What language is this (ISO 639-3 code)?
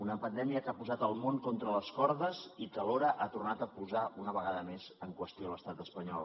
cat